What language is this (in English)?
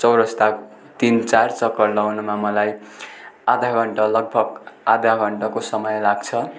Nepali